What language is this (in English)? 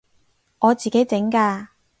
Cantonese